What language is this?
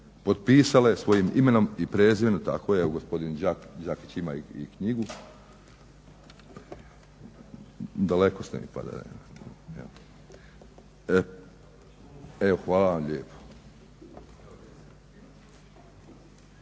Croatian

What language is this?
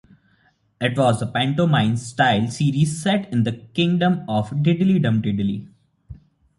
English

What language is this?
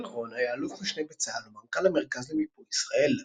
Hebrew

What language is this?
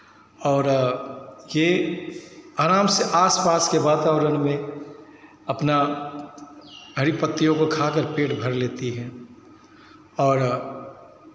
Hindi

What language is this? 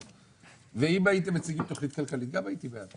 Hebrew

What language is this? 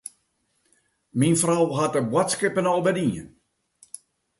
Western Frisian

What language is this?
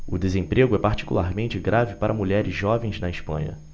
Portuguese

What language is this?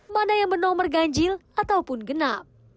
Indonesian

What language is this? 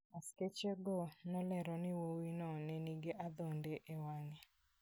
Luo (Kenya and Tanzania)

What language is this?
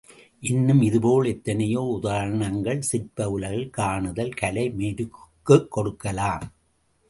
Tamil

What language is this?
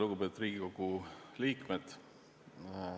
Estonian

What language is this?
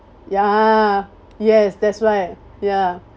English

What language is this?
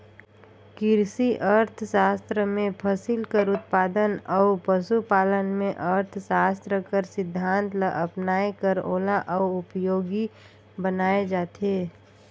Chhattisgarhi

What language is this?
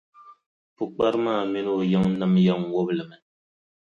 Dagbani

